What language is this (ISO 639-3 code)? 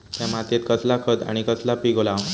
mar